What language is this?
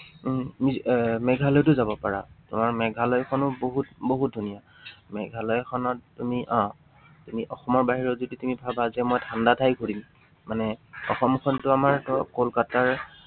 Assamese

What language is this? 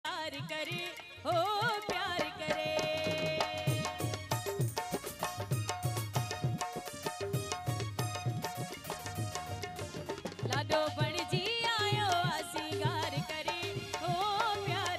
Hindi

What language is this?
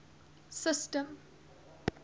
English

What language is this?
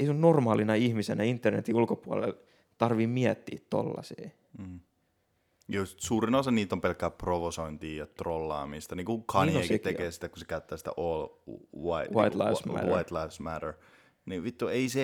Finnish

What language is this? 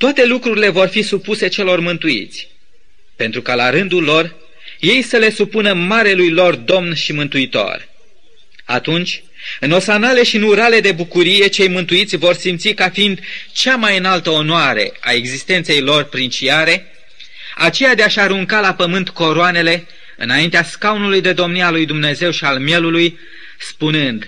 Romanian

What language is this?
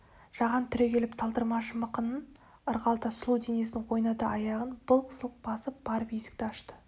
Kazakh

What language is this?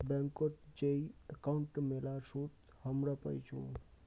Bangla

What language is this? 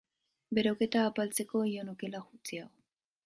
Basque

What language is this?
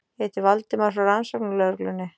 Icelandic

